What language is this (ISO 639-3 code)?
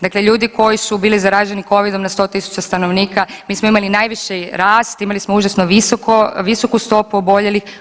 hrv